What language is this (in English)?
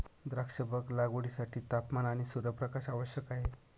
Marathi